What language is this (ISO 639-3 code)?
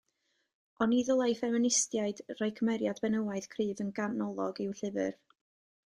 cym